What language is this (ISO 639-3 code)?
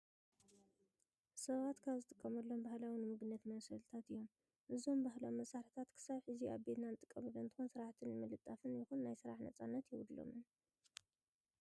tir